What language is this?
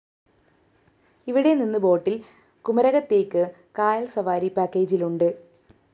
Malayalam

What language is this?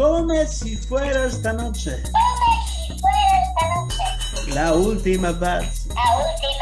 Italian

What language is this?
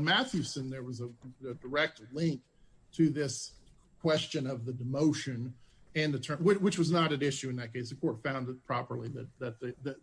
English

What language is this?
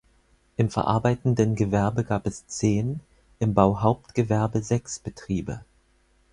German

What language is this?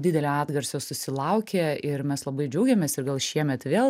Lithuanian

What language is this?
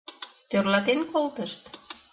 Mari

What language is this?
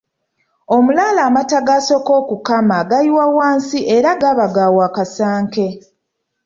Ganda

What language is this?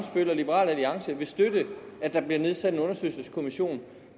Danish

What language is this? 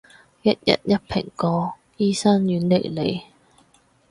Cantonese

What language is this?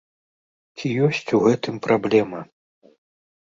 Belarusian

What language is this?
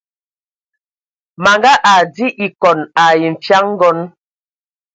Ewondo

